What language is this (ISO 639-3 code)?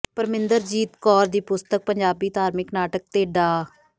pan